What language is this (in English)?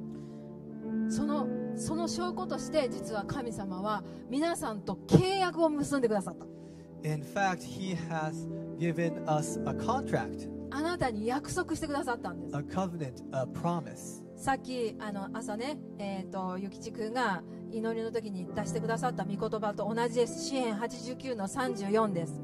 Japanese